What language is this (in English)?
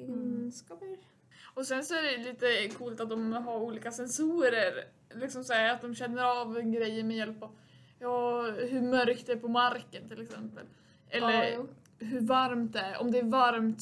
Swedish